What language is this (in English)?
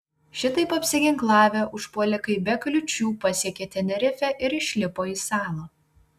Lithuanian